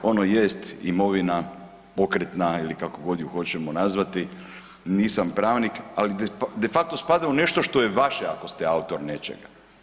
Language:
Croatian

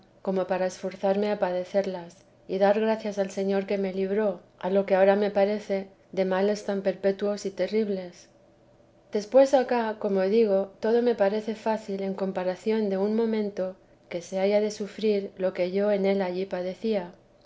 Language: Spanish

